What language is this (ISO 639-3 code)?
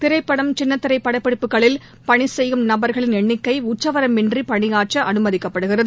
tam